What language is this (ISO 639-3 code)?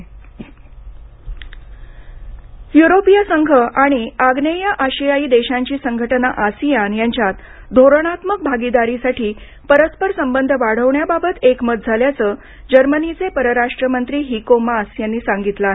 mar